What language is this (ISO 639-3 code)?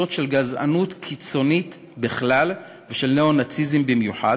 heb